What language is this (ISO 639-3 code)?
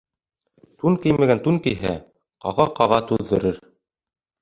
bak